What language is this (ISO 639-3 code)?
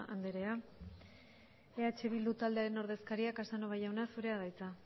eus